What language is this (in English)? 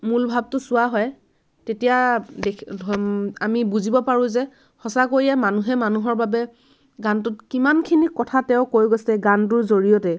Assamese